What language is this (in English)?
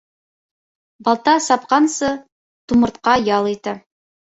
Bashkir